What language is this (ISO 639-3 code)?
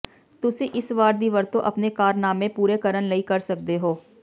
pan